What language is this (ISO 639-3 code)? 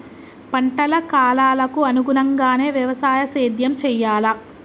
tel